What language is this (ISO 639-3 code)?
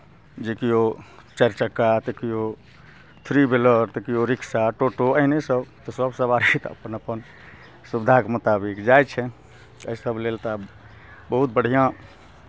mai